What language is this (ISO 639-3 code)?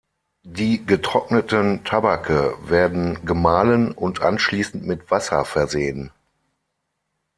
deu